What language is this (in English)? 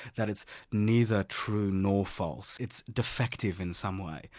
English